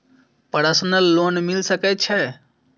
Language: Maithili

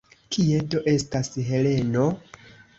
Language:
Esperanto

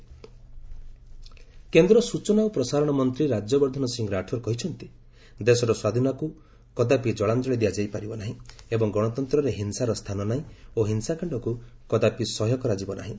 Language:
Odia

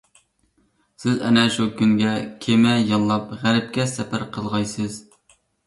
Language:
Uyghur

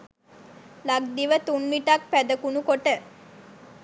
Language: Sinhala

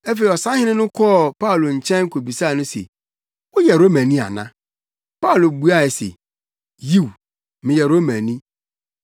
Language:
Akan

